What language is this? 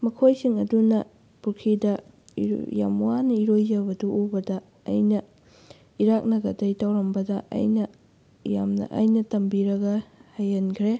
Manipuri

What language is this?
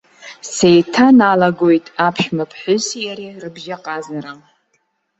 Abkhazian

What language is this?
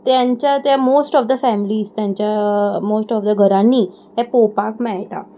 Konkani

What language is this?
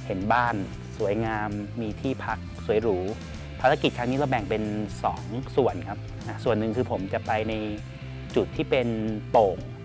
Thai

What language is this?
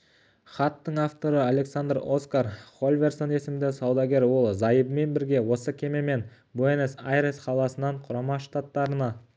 Kazakh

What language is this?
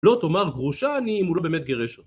Hebrew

